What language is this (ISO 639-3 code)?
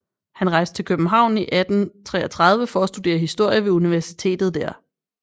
dan